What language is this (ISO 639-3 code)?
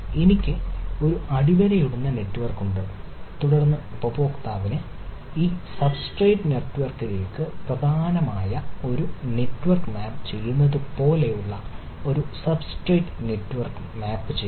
mal